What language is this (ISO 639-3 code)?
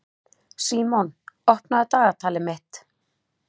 isl